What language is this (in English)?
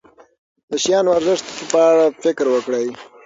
Pashto